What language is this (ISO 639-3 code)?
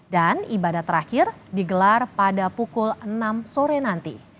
ind